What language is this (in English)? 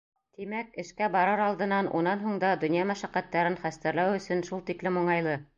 Bashkir